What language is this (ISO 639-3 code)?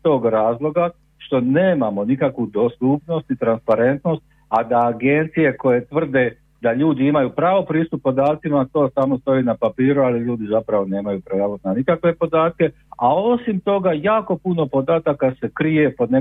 hrv